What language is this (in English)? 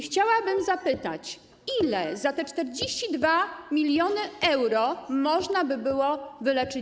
Polish